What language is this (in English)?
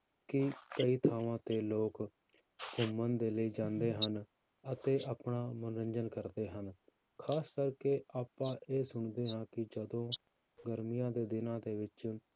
Punjabi